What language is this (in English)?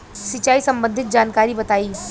Bhojpuri